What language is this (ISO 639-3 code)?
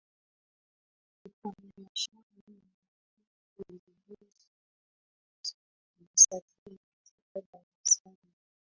swa